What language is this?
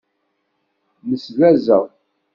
Kabyle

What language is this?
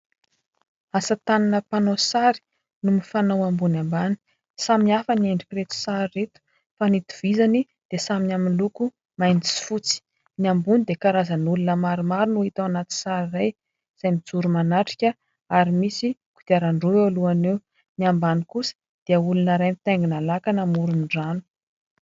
Malagasy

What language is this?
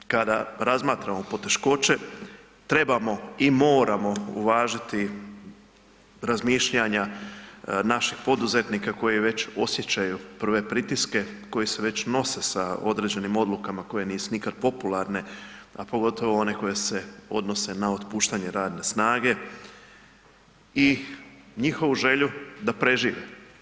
Croatian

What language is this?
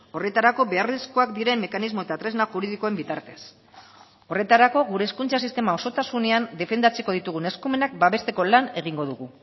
Basque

